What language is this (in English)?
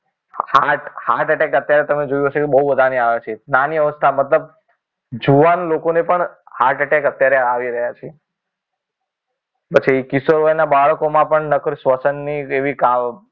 Gujarati